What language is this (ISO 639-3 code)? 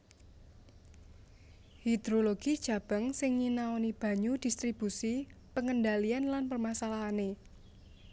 jav